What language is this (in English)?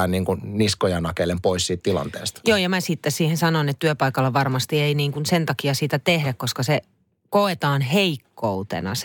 Finnish